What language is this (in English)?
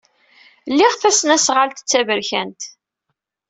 Kabyle